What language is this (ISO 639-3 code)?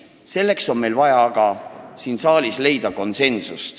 est